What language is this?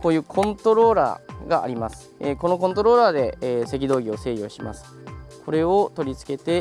Japanese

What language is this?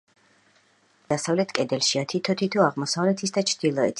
Georgian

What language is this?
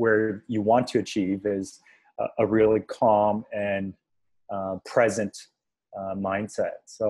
English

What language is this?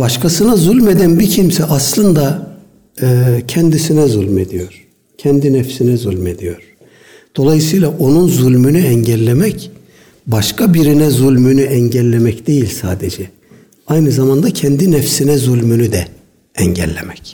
Turkish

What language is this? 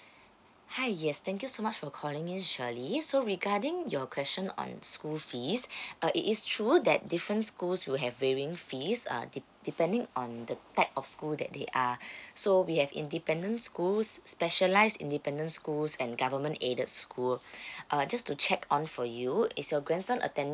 English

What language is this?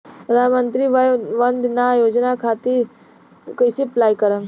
Bhojpuri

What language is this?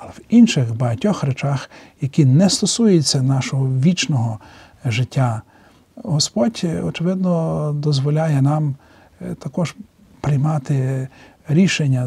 Ukrainian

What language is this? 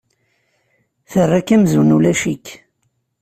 Kabyle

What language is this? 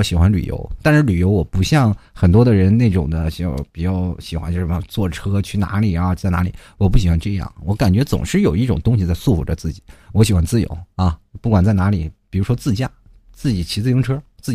Chinese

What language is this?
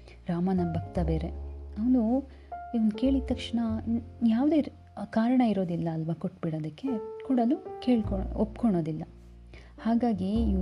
Kannada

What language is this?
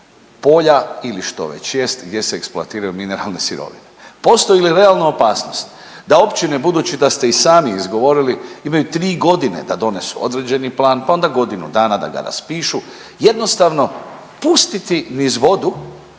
Croatian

